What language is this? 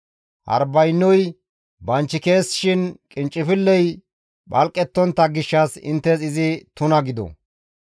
Gamo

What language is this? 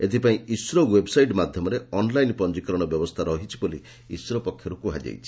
Odia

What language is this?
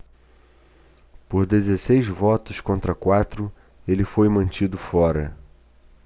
Portuguese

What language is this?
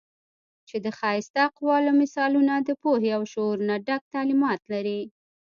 Pashto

